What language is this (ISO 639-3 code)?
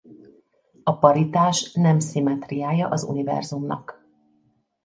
hun